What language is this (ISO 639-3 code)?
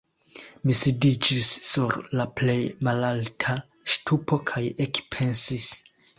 epo